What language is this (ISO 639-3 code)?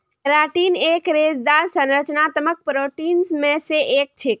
mag